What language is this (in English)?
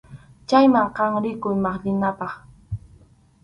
Arequipa-La Unión Quechua